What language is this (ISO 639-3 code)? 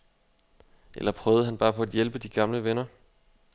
dan